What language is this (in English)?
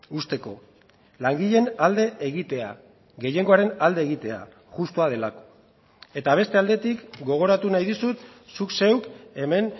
Basque